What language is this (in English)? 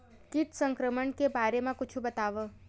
Chhattisgarhi